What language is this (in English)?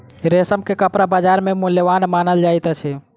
Maithili